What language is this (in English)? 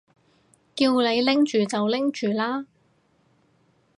Cantonese